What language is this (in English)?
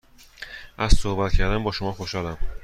Persian